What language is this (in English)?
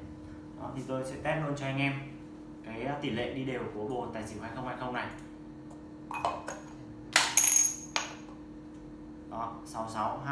Vietnamese